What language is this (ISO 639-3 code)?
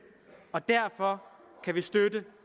dan